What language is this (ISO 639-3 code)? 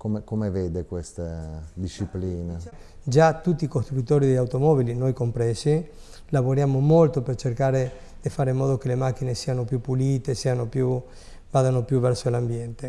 ita